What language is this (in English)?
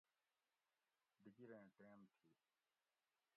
Gawri